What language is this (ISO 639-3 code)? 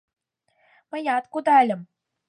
chm